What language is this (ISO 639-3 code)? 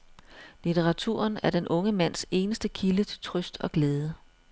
dan